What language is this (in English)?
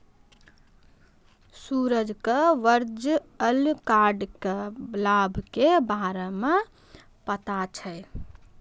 Maithili